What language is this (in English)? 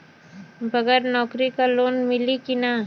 Bhojpuri